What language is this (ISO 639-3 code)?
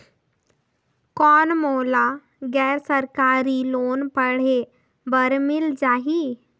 hne